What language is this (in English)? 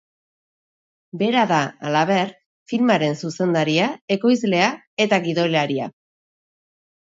Basque